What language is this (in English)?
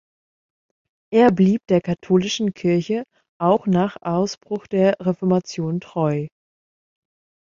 German